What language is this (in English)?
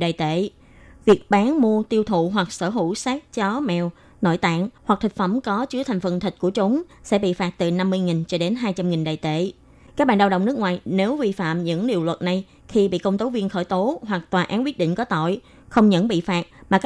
Vietnamese